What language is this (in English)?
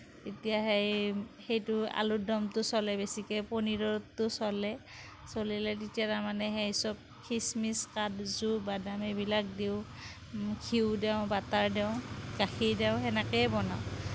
Assamese